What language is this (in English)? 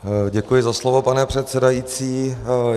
Czech